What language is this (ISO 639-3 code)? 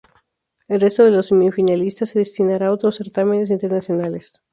spa